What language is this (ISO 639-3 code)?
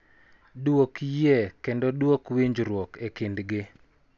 luo